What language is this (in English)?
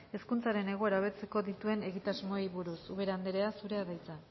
Basque